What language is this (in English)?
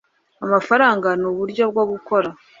Kinyarwanda